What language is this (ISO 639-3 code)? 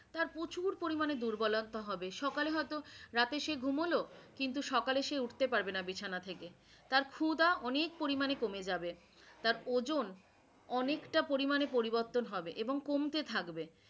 ben